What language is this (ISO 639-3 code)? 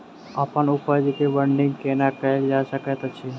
mai